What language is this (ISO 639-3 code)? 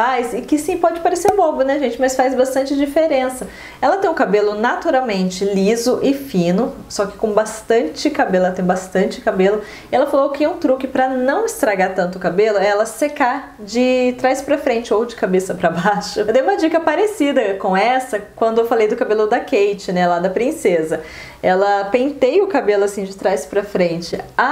por